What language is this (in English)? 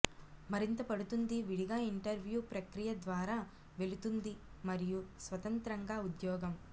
Telugu